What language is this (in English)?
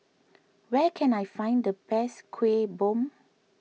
English